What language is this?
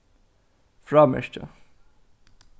Faroese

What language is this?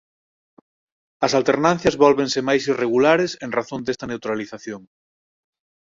Galician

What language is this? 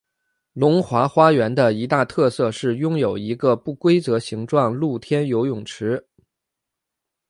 Chinese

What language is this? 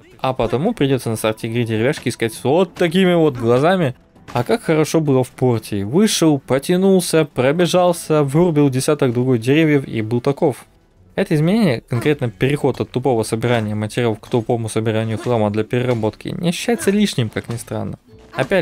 Russian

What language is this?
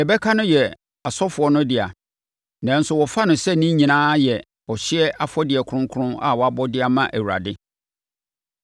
Akan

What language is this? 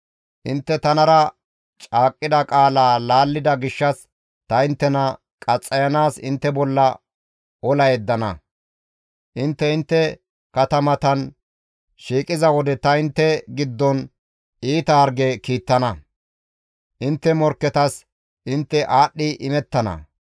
Gamo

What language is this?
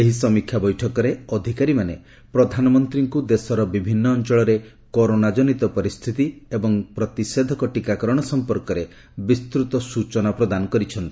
Odia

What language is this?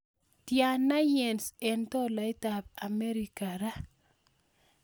Kalenjin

